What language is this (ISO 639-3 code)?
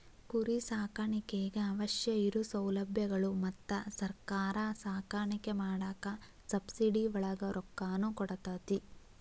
kan